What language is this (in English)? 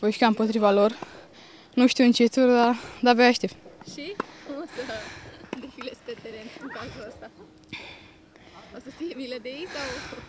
Romanian